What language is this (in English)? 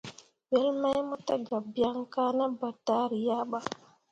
Mundang